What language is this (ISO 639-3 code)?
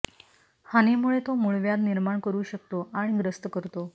mar